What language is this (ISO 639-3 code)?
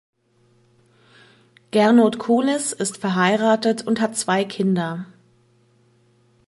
deu